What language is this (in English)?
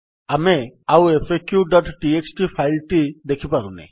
Odia